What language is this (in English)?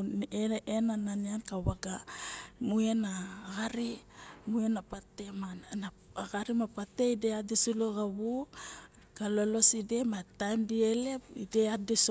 Barok